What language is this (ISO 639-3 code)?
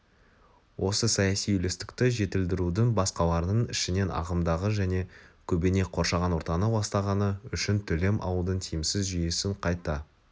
kaz